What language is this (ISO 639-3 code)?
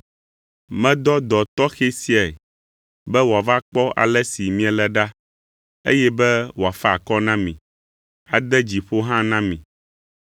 ewe